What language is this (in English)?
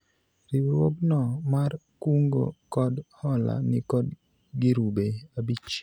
Luo (Kenya and Tanzania)